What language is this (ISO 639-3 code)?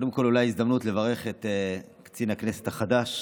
heb